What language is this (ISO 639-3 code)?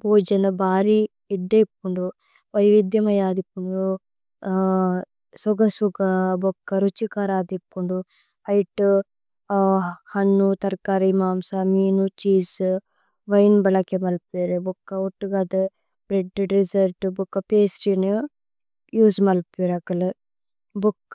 tcy